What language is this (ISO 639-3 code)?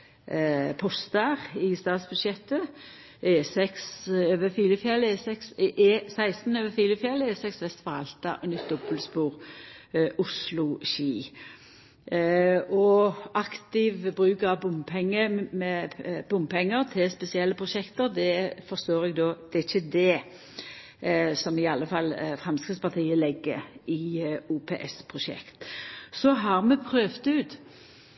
nno